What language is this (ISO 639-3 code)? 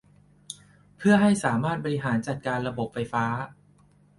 tha